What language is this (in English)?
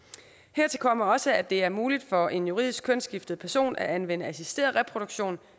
Danish